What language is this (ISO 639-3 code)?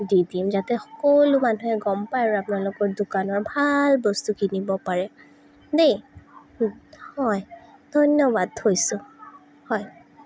asm